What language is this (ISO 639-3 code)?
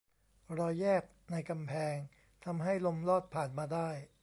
tha